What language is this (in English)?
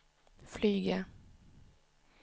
Swedish